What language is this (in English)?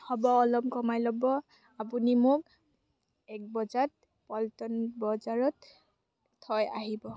Assamese